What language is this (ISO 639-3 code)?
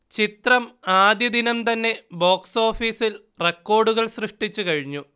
mal